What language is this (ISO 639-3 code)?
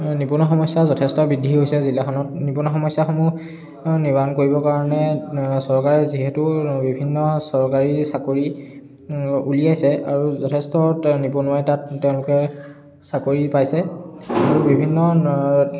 asm